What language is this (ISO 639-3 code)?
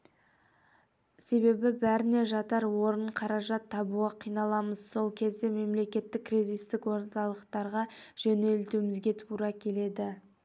kaz